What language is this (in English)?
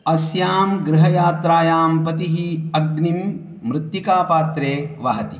Sanskrit